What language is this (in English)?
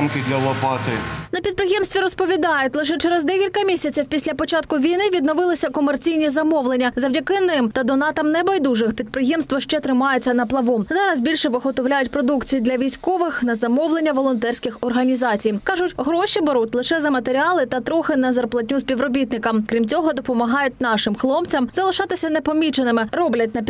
Ukrainian